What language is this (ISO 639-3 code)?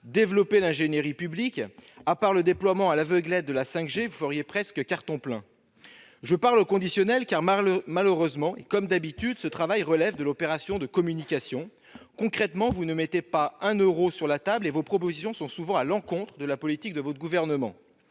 fra